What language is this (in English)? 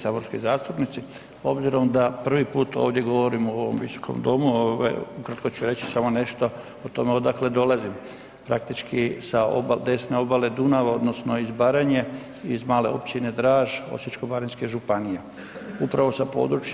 Croatian